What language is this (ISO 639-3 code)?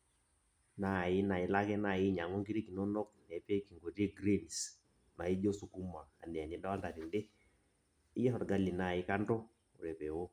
mas